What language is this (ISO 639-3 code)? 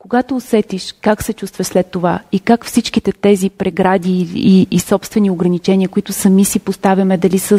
bul